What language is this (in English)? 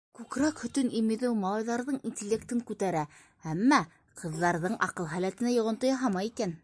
Bashkir